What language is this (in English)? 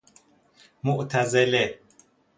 Persian